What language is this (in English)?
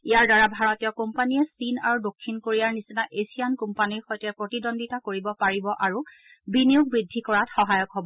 Assamese